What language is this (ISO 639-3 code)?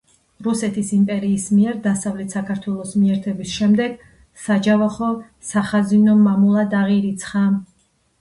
kat